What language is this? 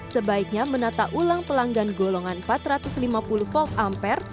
Indonesian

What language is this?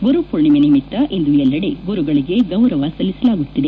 Kannada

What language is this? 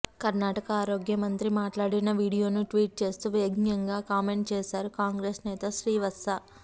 Telugu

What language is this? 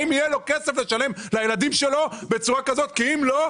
Hebrew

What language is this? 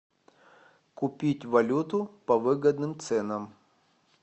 Russian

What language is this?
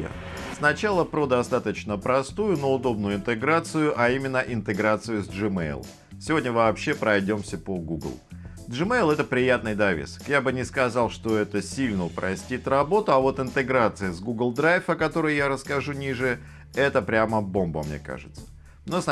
Russian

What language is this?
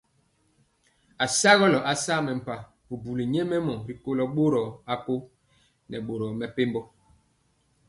Mpiemo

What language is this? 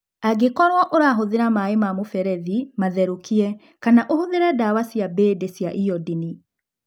Kikuyu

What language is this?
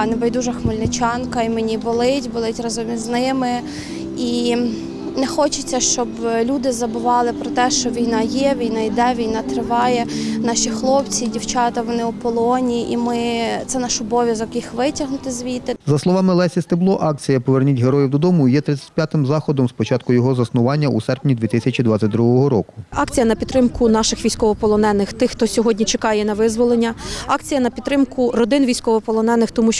Ukrainian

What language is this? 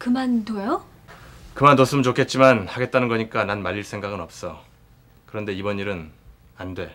Korean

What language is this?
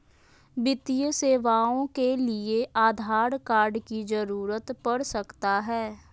Magahi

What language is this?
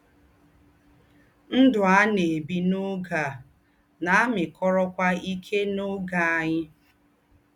Igbo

